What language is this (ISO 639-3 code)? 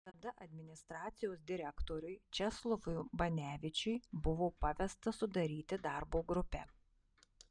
lit